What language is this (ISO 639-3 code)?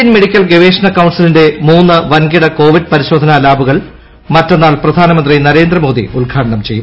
mal